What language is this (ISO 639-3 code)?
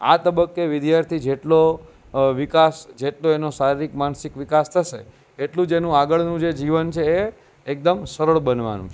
guj